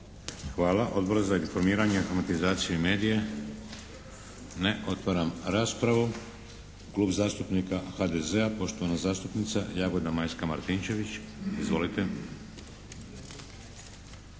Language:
Croatian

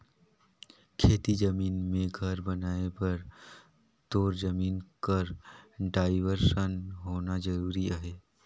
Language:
Chhattisgarhi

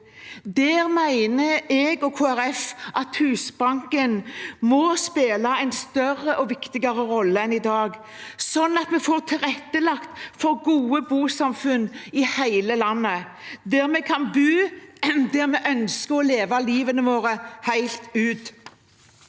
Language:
Norwegian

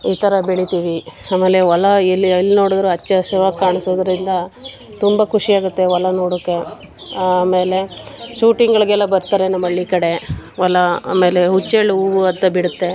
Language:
Kannada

